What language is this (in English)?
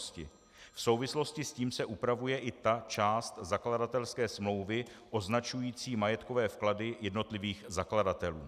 Czech